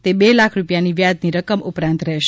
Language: Gujarati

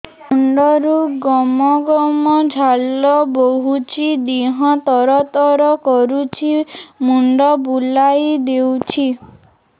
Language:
Odia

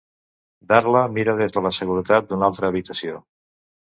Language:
Catalan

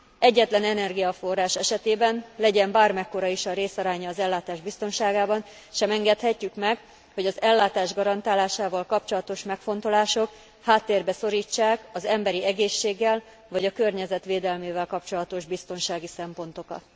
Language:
Hungarian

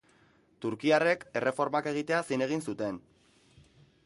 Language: Basque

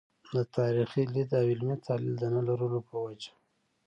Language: Pashto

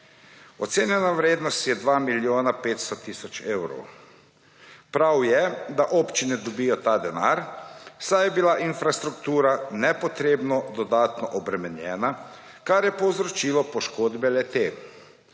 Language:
Slovenian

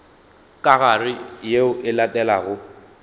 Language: Northern Sotho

